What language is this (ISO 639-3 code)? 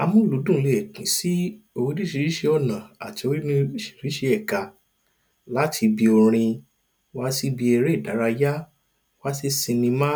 yor